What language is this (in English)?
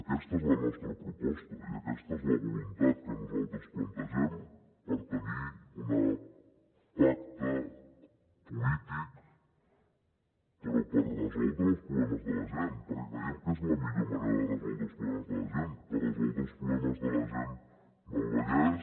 Catalan